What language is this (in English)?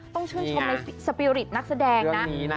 Thai